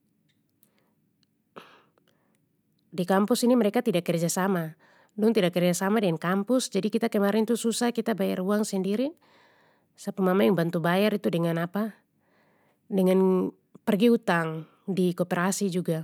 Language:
Papuan Malay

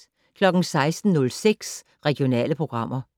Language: Danish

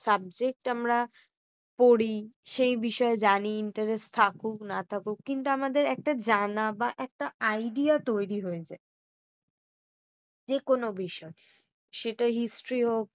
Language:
Bangla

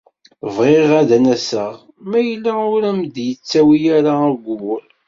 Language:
Kabyle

